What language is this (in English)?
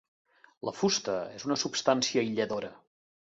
Catalan